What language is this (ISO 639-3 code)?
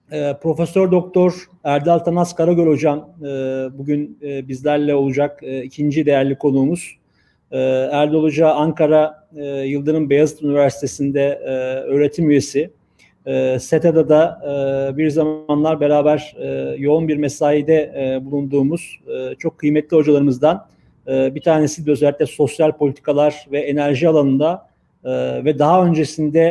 tur